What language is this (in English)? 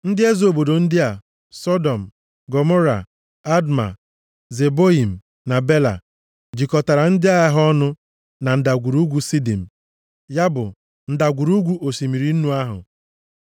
Igbo